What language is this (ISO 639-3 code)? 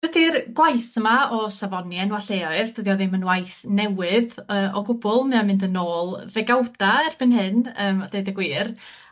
cym